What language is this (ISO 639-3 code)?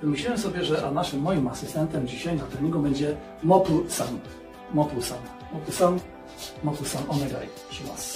pol